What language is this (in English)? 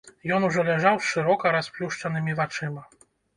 Belarusian